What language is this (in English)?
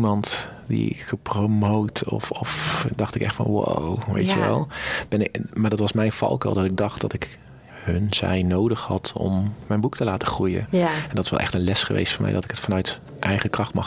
Dutch